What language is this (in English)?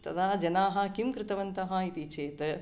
Sanskrit